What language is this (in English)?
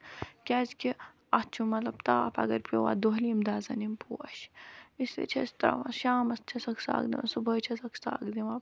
Kashmiri